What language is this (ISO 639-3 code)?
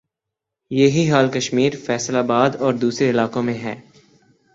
urd